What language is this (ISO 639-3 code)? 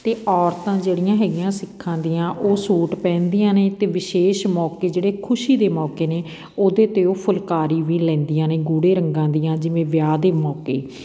pan